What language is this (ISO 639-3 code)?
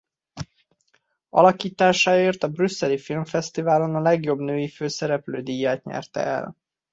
hun